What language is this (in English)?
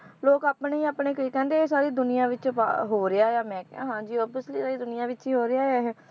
Punjabi